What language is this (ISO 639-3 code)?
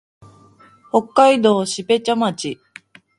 jpn